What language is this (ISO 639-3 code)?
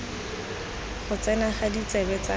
tsn